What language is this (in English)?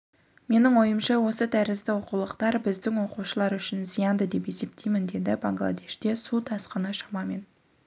Kazakh